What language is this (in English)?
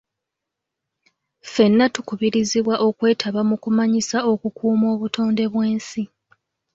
Ganda